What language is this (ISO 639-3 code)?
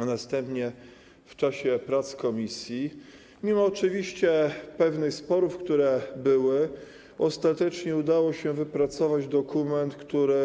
pol